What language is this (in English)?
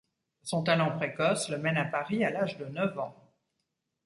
French